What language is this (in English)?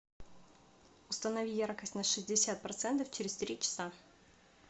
Russian